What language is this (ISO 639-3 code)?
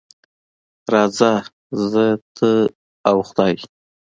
pus